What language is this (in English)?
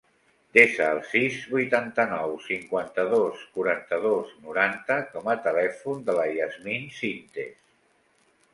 Catalan